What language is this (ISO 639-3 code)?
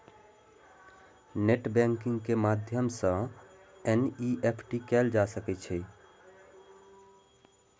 mai